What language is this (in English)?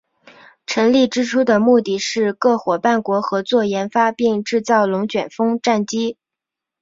Chinese